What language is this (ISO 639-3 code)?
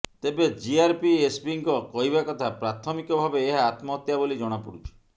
ori